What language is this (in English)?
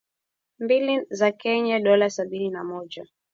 Swahili